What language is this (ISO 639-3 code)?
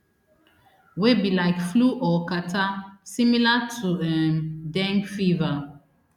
pcm